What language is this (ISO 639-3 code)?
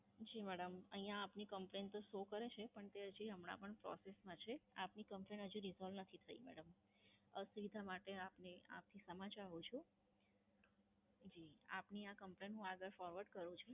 guj